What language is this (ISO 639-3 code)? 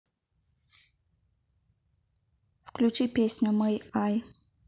rus